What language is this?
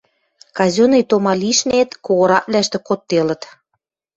Western Mari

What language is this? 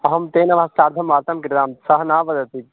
Sanskrit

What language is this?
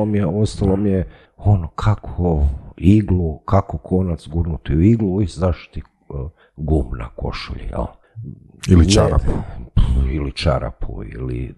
Croatian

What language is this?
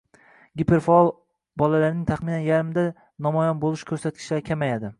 Uzbek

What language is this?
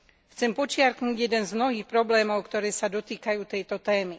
Slovak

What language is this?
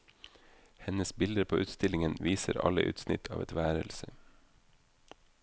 Norwegian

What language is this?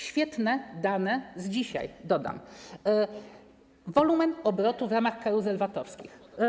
Polish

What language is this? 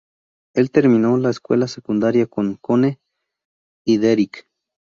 Spanish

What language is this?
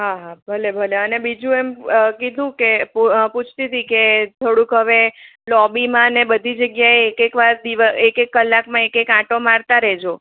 Gujarati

